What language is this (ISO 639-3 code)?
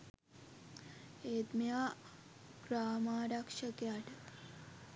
sin